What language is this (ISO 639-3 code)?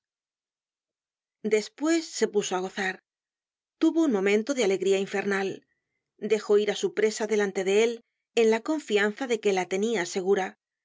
spa